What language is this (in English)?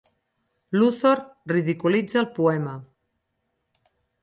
Catalan